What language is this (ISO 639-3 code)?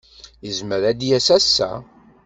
kab